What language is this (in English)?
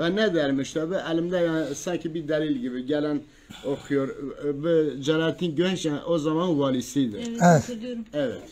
Turkish